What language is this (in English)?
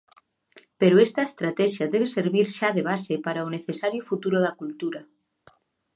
Galician